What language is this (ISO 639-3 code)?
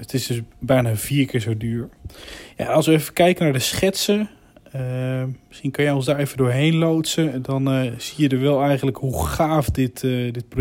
nld